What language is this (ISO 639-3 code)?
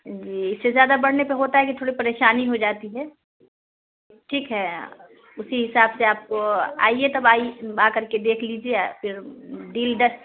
urd